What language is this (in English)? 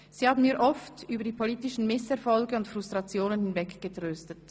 Swiss German